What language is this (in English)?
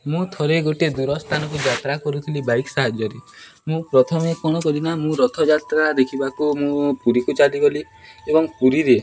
Odia